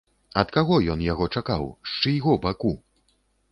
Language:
Belarusian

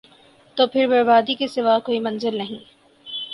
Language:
Urdu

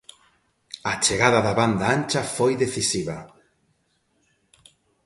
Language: Galician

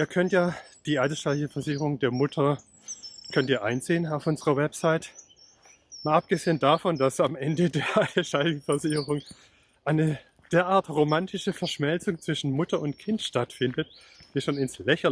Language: German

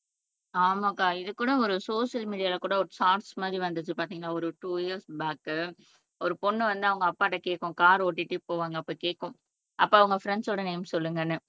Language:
Tamil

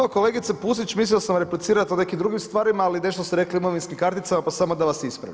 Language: Croatian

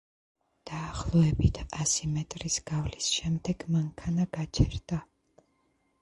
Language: Georgian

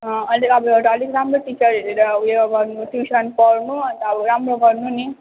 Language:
Nepali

